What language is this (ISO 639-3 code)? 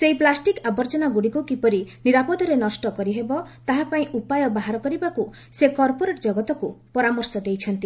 ori